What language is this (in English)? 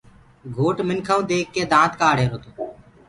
Gurgula